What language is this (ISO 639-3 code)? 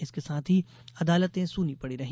hin